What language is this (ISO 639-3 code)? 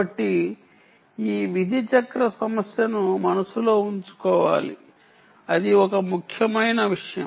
tel